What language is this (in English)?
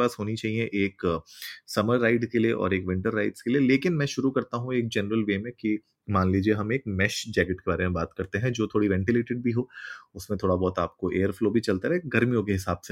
Hindi